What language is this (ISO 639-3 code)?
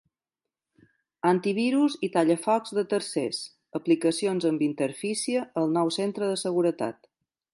cat